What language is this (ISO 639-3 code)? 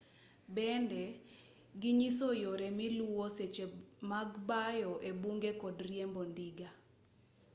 luo